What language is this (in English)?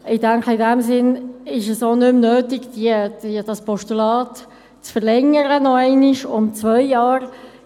Swiss German